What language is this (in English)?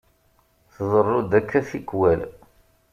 Kabyle